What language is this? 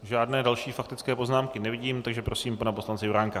Czech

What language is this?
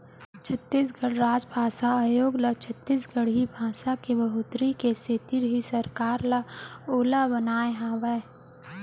Chhattisgarhi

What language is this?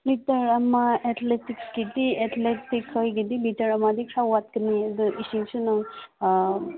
Manipuri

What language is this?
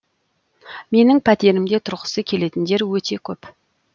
Kazakh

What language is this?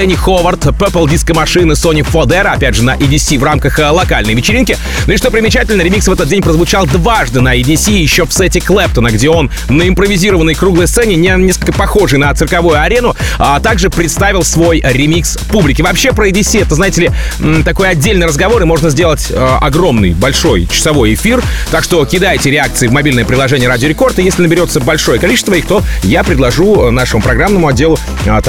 Russian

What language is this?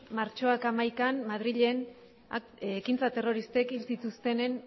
Basque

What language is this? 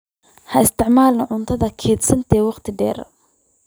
Somali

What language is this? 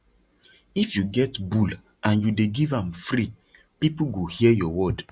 Nigerian Pidgin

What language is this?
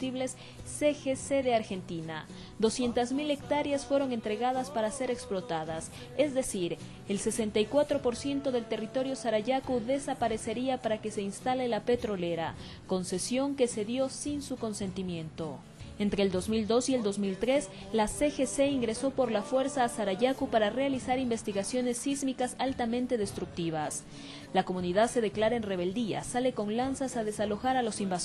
Spanish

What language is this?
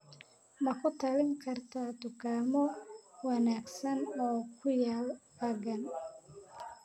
Somali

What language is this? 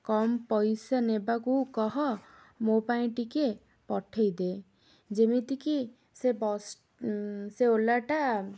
Odia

